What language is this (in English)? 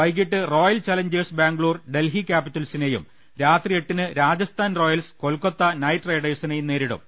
Malayalam